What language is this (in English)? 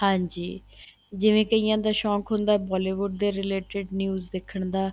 Punjabi